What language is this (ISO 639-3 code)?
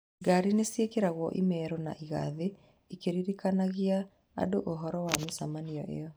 kik